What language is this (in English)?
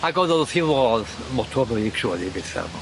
Welsh